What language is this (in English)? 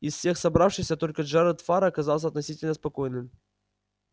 Russian